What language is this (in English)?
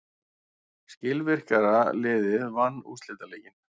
Icelandic